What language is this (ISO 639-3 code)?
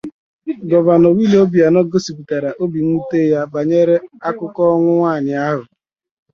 ibo